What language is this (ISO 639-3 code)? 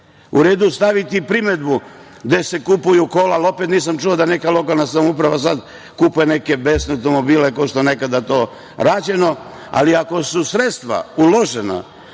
srp